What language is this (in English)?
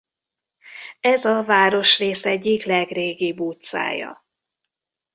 Hungarian